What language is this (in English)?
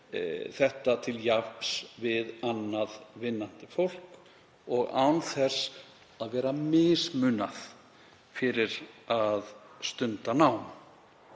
Icelandic